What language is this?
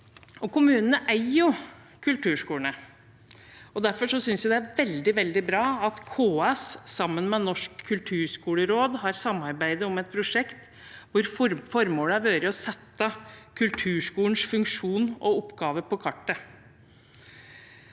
Norwegian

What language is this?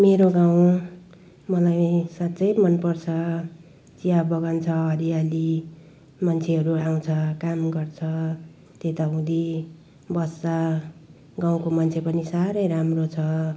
Nepali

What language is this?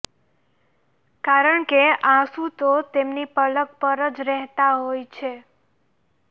Gujarati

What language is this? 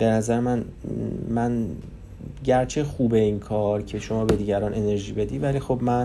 Persian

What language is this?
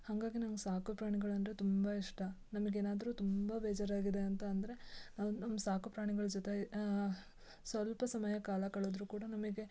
Kannada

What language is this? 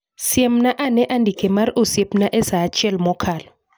Luo (Kenya and Tanzania)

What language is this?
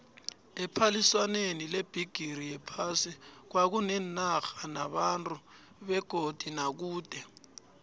South Ndebele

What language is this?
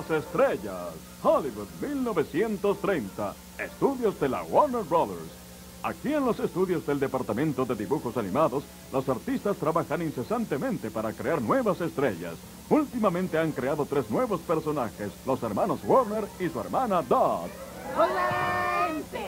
Spanish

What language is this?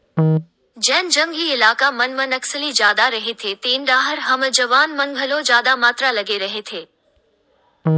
Chhattisgarhi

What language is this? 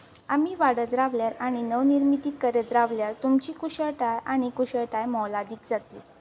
Konkani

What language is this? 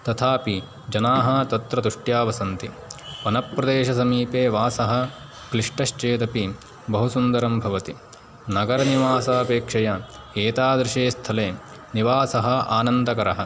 Sanskrit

